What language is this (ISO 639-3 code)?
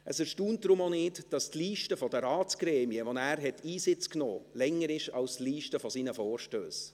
gsw